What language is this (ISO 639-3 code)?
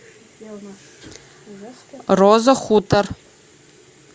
rus